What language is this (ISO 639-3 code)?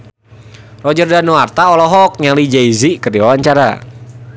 sun